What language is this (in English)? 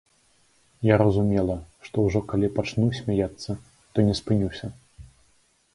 Belarusian